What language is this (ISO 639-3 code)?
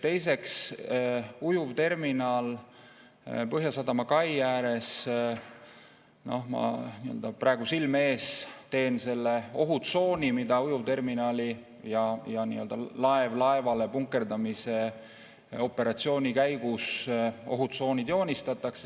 est